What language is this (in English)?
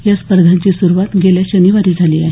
Marathi